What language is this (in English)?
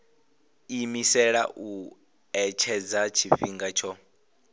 Venda